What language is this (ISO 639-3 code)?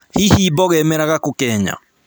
kik